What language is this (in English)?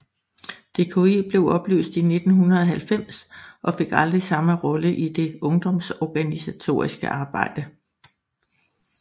Danish